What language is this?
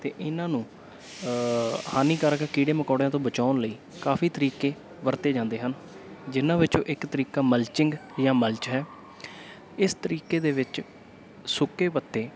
Punjabi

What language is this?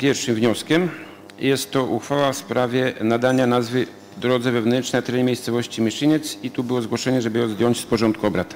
Polish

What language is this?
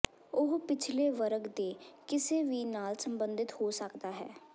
Punjabi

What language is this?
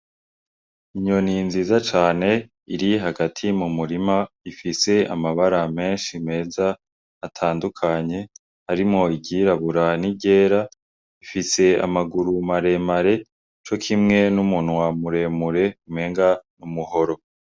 Rundi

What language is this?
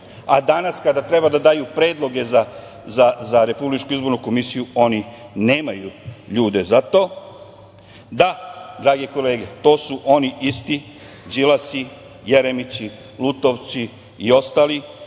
Serbian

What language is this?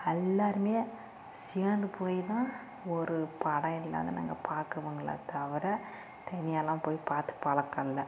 Tamil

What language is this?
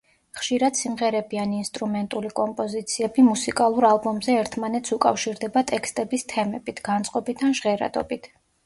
Georgian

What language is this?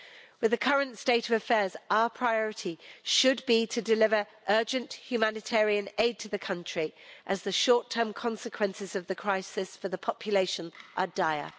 English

